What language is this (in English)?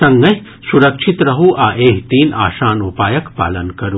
Maithili